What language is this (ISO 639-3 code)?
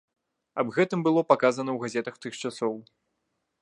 bel